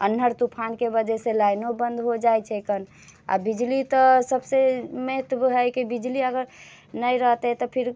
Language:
Maithili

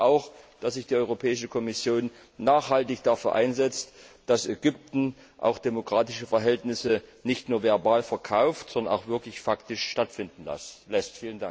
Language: German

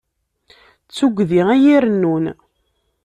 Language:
Kabyle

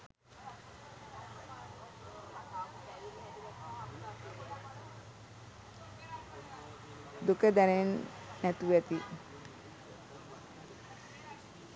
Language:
Sinhala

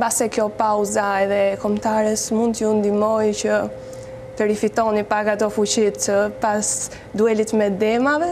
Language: Romanian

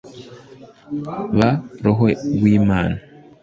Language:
Kinyarwanda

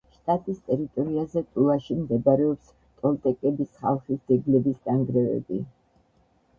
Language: Georgian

